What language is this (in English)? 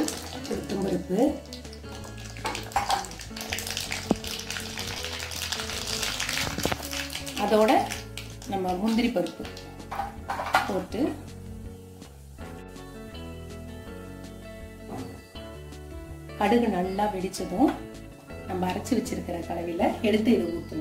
Romanian